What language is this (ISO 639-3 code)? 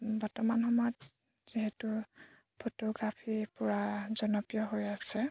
asm